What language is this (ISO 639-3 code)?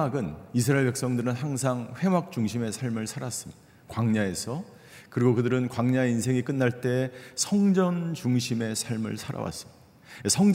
kor